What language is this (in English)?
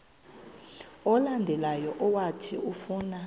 Xhosa